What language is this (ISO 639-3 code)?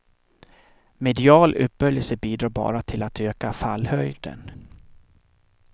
swe